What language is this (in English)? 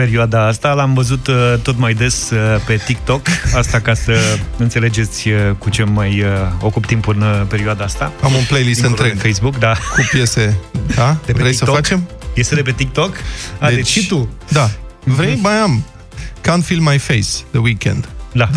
Romanian